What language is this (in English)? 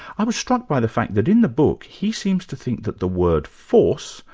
English